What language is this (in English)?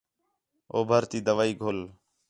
Khetrani